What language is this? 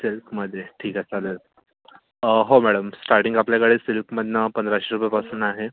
Marathi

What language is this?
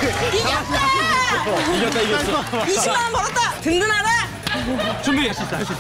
Korean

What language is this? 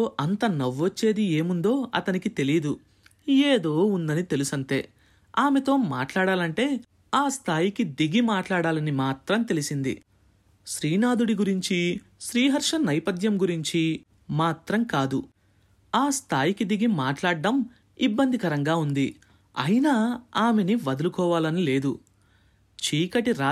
Telugu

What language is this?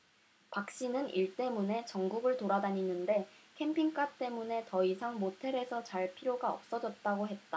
Korean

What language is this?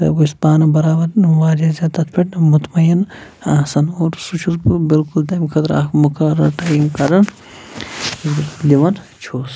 Kashmiri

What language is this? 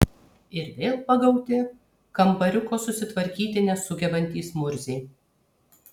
Lithuanian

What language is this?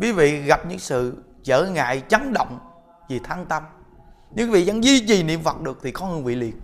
Vietnamese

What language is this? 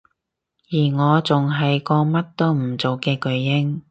Cantonese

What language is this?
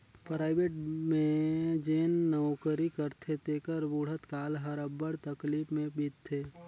Chhattisgarhi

